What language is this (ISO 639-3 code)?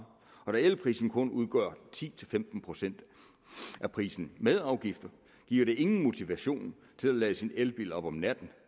dan